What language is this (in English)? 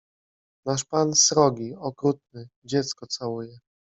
Polish